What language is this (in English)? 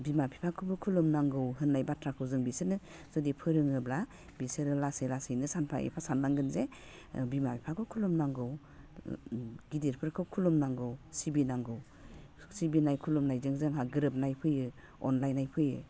Bodo